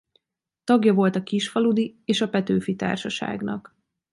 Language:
Hungarian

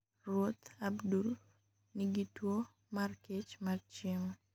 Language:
Luo (Kenya and Tanzania)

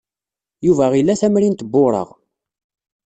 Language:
Kabyle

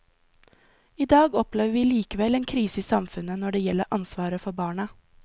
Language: Norwegian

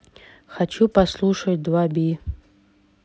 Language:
Russian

